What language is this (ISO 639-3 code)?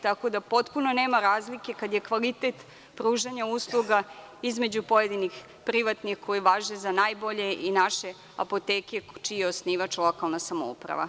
srp